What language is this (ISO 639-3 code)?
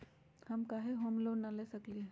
mag